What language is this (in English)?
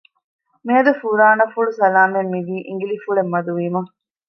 Divehi